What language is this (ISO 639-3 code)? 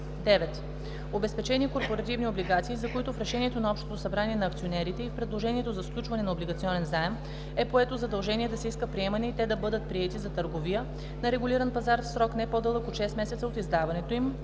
bul